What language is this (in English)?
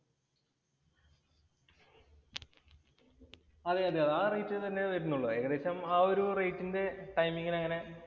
Malayalam